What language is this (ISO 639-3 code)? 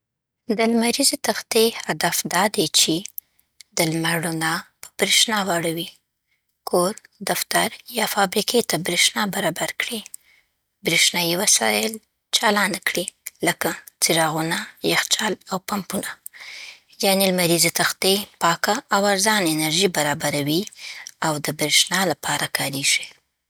pbt